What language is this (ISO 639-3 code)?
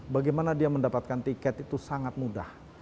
ind